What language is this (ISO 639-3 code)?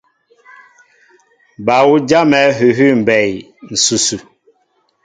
mbo